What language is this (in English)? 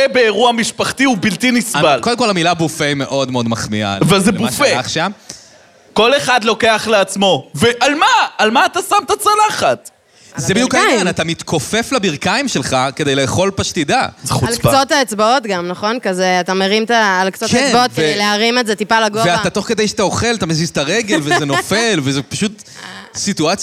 Hebrew